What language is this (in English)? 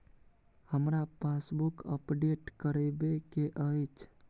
Maithili